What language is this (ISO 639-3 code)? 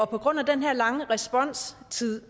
dan